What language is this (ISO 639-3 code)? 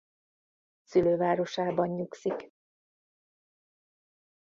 hun